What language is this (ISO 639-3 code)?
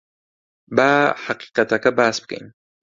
ckb